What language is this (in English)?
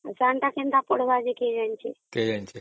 Odia